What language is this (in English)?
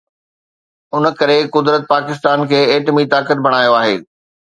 Sindhi